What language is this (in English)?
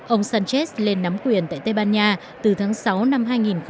Vietnamese